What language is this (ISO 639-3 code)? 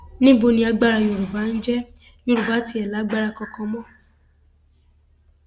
yor